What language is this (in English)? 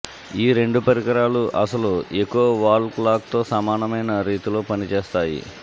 Telugu